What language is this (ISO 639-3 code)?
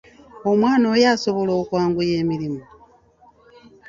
lug